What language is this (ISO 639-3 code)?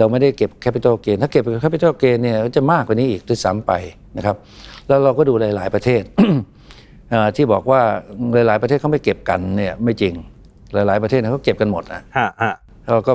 tha